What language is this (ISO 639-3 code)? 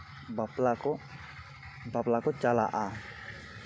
sat